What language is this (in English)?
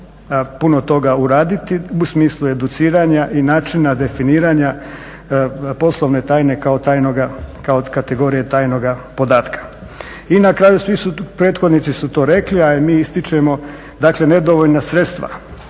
Croatian